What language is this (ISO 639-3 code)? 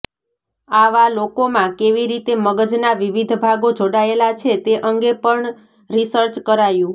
guj